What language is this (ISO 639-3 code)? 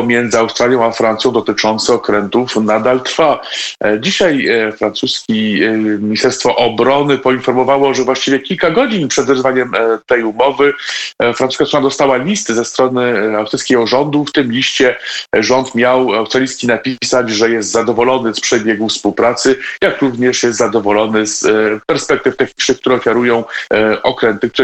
pol